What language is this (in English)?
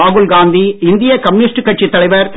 Tamil